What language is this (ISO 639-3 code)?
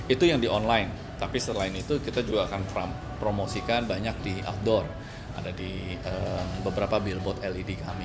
ind